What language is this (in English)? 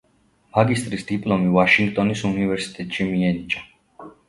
Georgian